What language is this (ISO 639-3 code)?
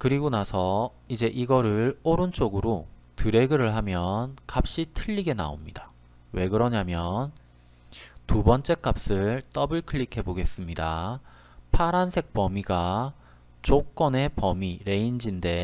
kor